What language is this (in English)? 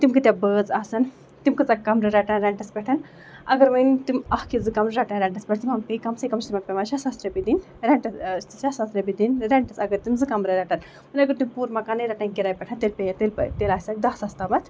Kashmiri